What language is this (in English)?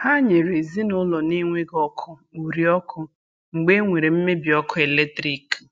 Igbo